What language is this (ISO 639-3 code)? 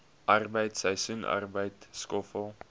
afr